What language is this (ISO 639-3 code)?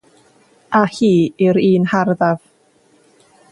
cym